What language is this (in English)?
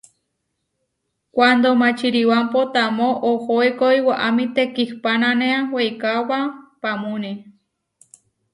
Huarijio